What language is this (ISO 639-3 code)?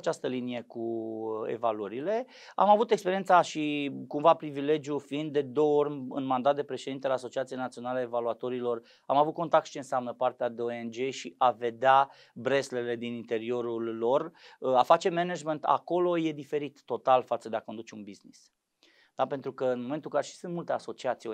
ron